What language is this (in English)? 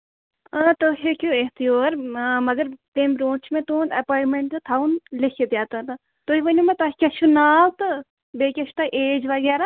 Kashmiri